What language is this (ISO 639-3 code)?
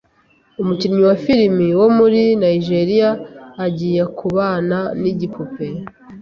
kin